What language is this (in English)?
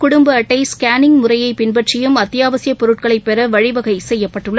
Tamil